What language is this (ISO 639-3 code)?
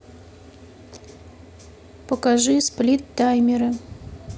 rus